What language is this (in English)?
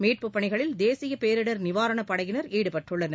Tamil